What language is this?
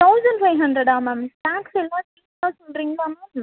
Tamil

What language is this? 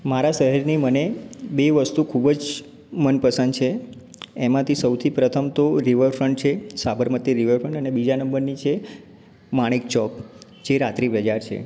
Gujarati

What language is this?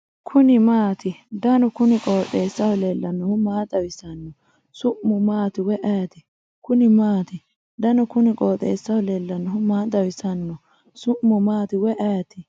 Sidamo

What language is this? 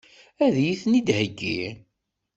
Kabyle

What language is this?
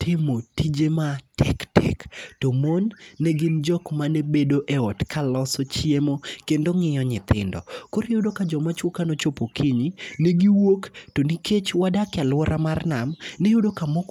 Luo (Kenya and Tanzania)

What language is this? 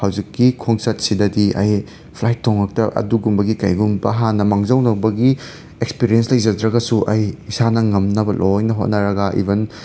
Manipuri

